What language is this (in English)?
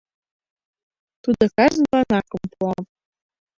Mari